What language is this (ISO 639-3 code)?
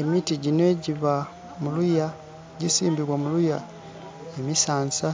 xog